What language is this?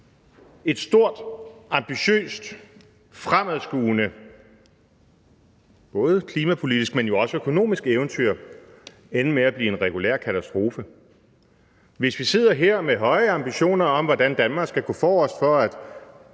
Danish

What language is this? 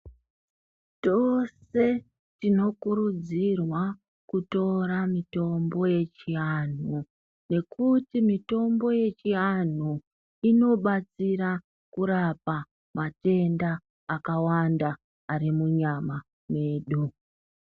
Ndau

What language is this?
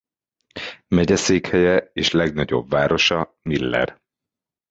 Hungarian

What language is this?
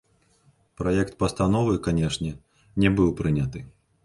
Belarusian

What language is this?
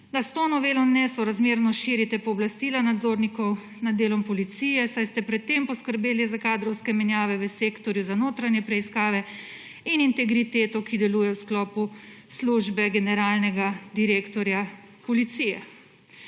Slovenian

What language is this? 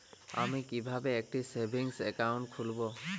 Bangla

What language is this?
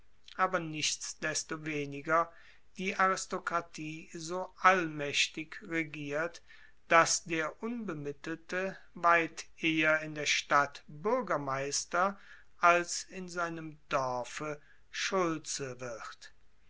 German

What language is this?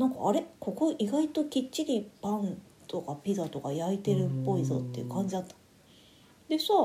Japanese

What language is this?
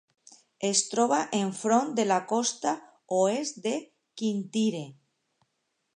Catalan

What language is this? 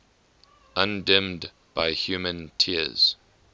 English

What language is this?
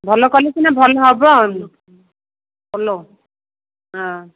Odia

